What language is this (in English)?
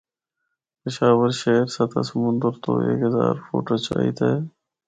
Northern Hindko